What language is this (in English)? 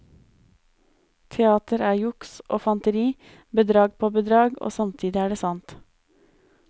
Norwegian